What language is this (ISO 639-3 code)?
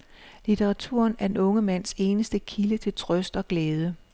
dan